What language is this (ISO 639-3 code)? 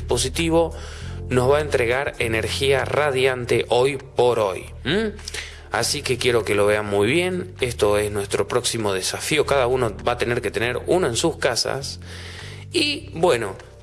spa